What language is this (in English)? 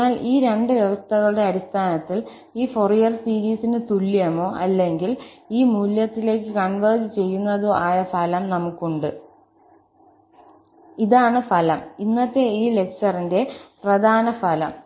Malayalam